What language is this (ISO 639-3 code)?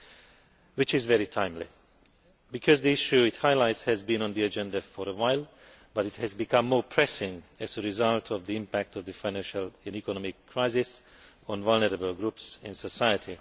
eng